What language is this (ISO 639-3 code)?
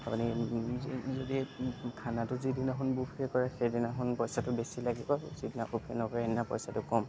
asm